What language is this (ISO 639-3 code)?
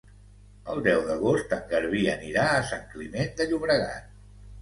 cat